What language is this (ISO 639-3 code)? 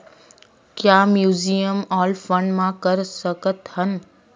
hne